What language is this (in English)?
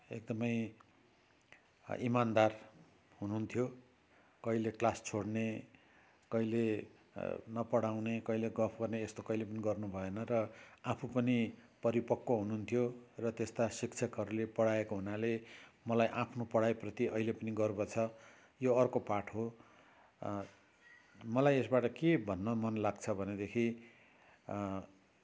Nepali